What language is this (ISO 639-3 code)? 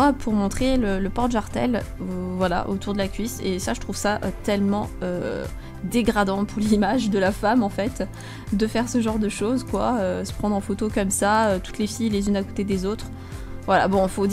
fra